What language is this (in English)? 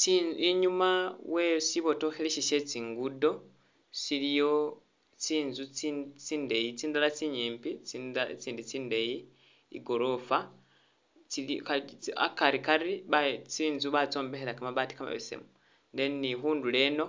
Masaaba